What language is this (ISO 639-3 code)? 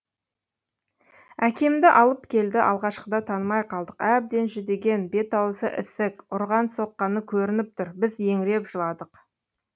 kaz